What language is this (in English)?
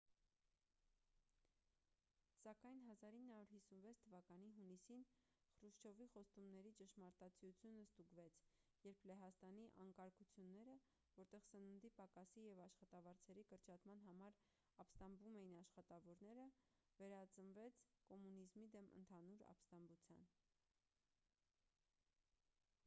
Armenian